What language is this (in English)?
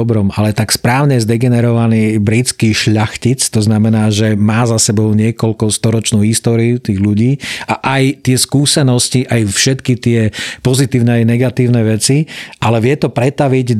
Slovak